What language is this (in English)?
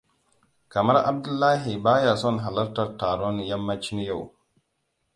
Hausa